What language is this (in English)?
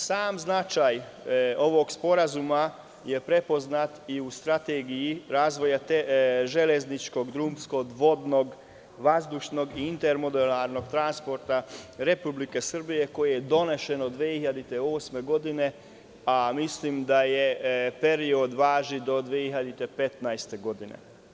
Serbian